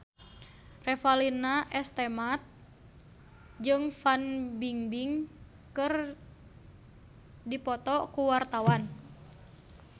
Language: Sundanese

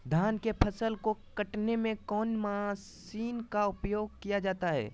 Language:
Magahi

